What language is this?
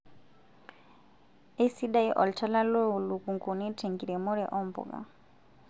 Masai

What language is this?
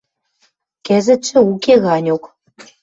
Western Mari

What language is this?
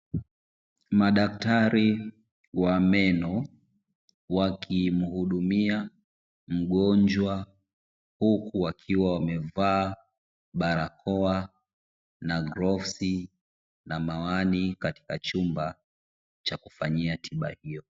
Swahili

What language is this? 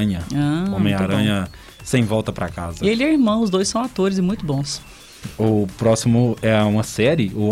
Portuguese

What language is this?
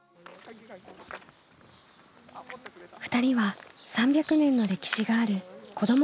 Japanese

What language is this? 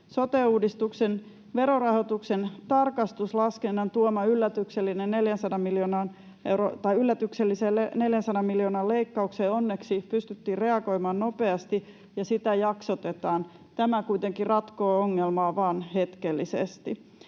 Finnish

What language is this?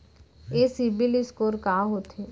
Chhattisgarhi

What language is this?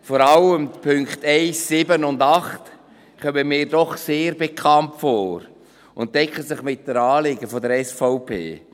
Swiss German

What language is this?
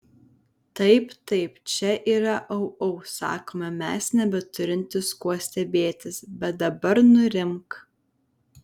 Lithuanian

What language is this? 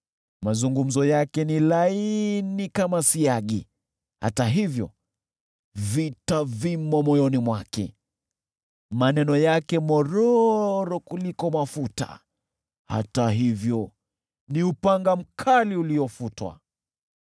Swahili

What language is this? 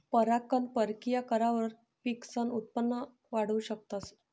Marathi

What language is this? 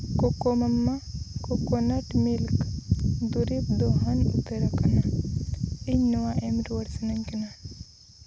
Santali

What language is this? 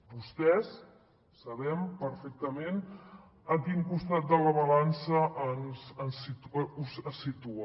Catalan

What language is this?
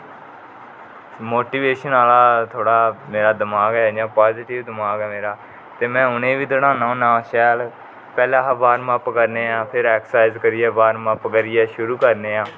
Dogri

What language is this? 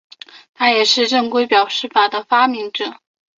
Chinese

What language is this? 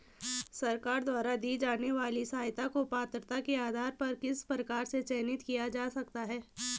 Hindi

